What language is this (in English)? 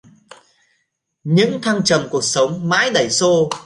Vietnamese